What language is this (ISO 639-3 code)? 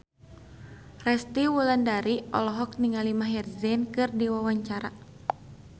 sun